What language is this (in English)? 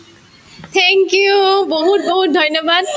Assamese